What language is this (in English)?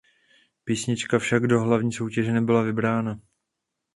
Czech